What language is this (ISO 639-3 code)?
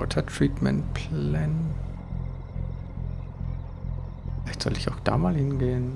deu